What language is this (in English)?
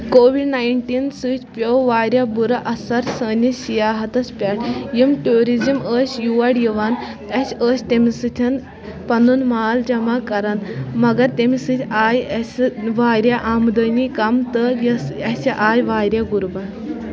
Kashmiri